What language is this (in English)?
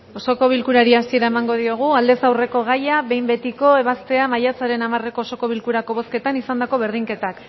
Basque